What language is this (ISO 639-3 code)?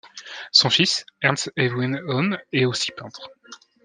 fra